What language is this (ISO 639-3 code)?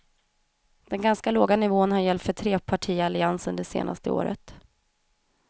swe